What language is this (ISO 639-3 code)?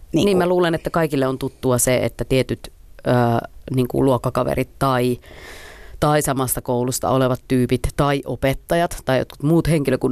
fin